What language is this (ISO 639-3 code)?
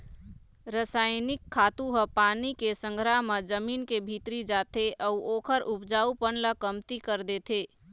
hne